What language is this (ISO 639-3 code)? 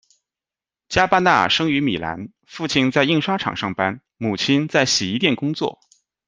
zho